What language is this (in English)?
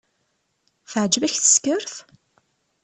Kabyle